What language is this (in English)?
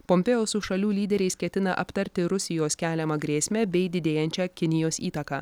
Lithuanian